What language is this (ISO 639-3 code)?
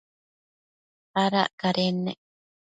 mcf